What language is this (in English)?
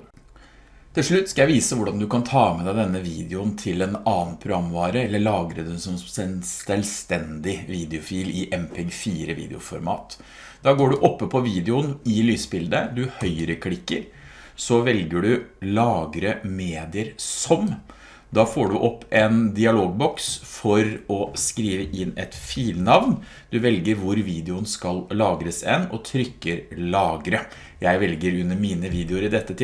Norwegian